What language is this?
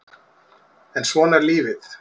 Icelandic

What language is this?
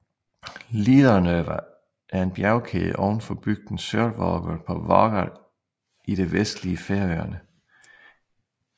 Danish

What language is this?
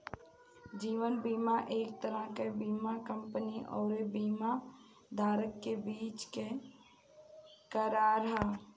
Bhojpuri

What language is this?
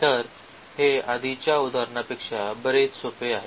Marathi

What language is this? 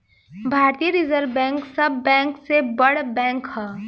Bhojpuri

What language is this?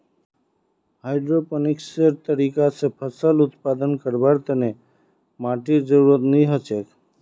Magahi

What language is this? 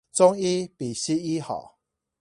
Chinese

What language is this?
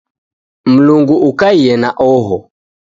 Taita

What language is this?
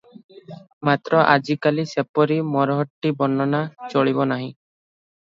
Odia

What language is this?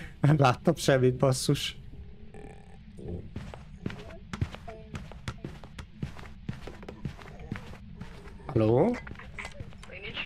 Hungarian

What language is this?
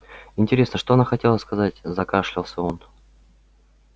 Russian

